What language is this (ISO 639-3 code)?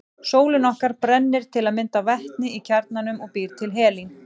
isl